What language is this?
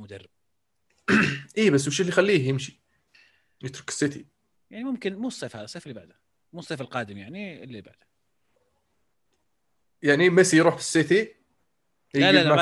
Arabic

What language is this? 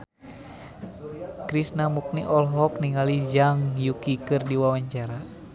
Sundanese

